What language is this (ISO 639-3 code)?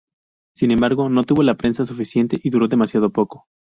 spa